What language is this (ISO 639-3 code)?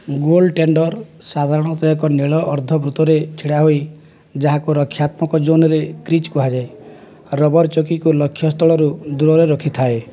ori